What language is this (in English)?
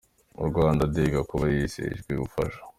Kinyarwanda